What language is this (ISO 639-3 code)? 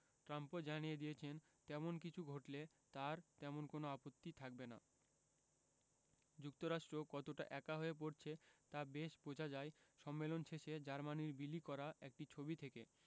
ben